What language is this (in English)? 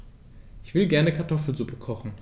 German